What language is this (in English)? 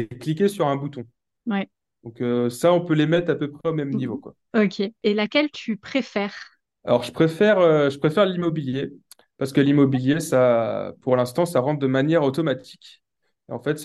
French